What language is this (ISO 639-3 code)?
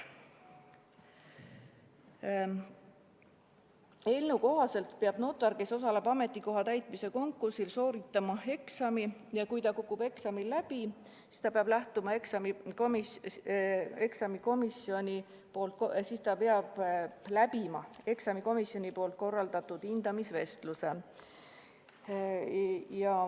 est